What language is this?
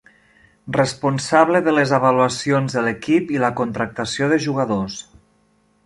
Catalan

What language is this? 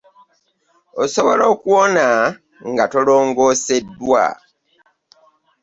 Ganda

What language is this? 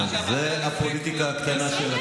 Hebrew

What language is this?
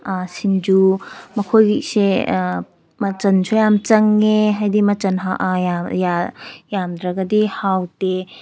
Manipuri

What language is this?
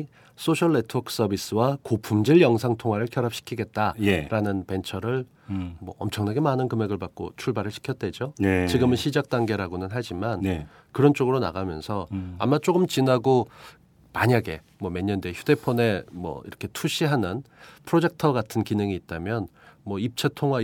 Korean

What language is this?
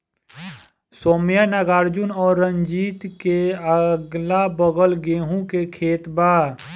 Bhojpuri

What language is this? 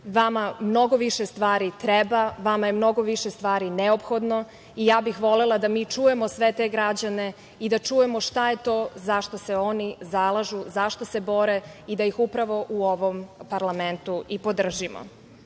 Serbian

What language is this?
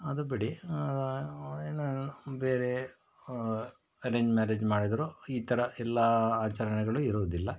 Kannada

